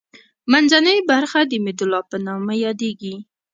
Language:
Pashto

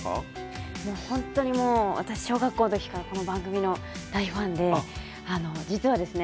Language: Japanese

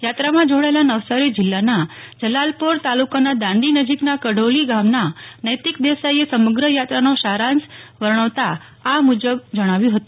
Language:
Gujarati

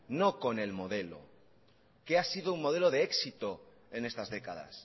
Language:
Spanish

